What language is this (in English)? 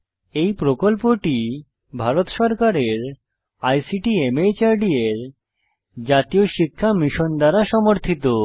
Bangla